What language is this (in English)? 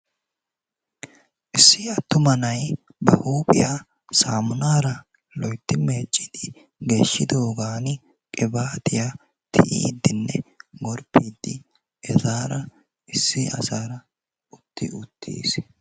Wolaytta